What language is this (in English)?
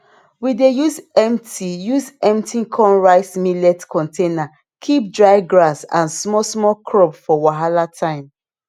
Nigerian Pidgin